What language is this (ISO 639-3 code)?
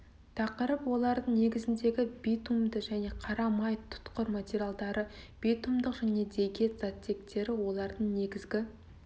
kaz